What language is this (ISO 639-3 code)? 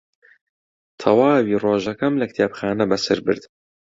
ckb